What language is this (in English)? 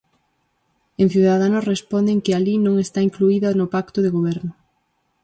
Galician